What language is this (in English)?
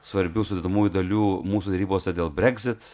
Lithuanian